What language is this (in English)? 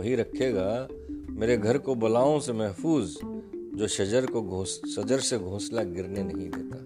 Hindi